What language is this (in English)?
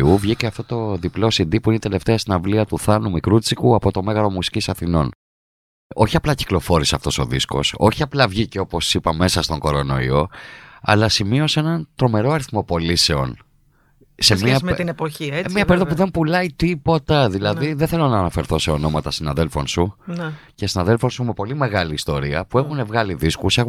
Greek